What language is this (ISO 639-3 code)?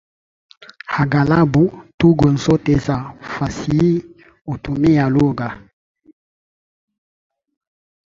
swa